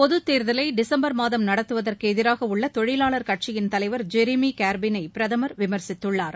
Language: Tamil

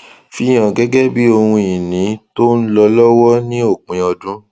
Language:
Yoruba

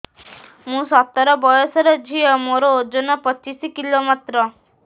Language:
Odia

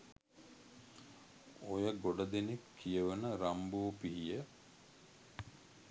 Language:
Sinhala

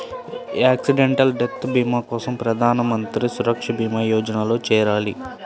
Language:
Telugu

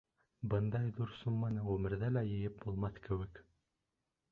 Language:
Bashkir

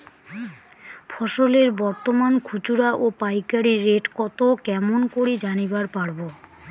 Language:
Bangla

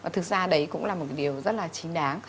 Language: Vietnamese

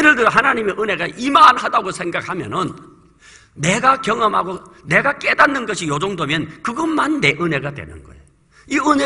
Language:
Korean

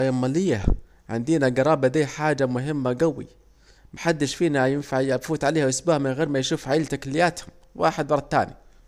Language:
Saidi Arabic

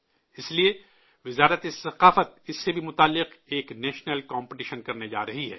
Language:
Urdu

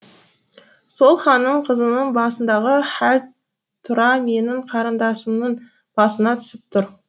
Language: Kazakh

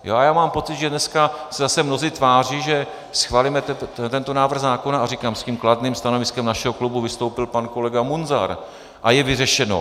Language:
Czech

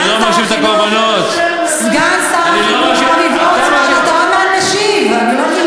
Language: Hebrew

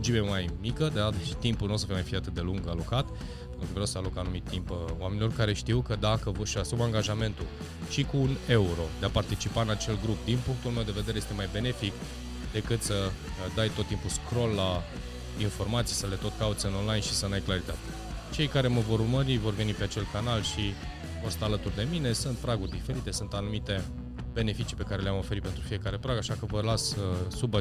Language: Romanian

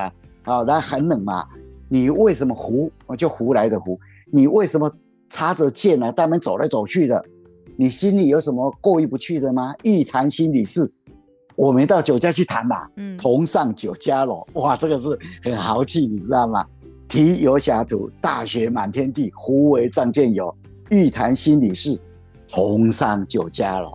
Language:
Chinese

